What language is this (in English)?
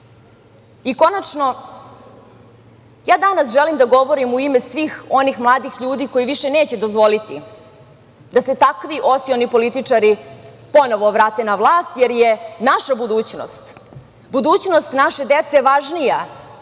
Serbian